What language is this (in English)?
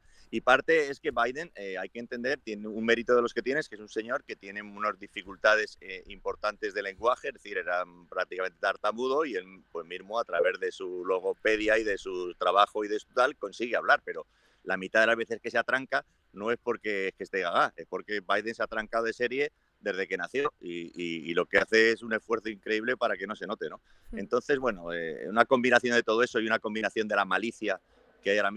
Spanish